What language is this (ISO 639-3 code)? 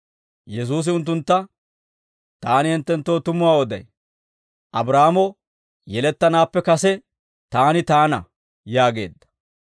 dwr